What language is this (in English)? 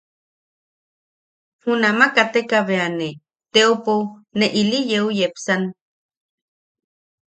Yaqui